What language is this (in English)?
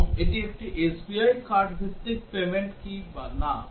Bangla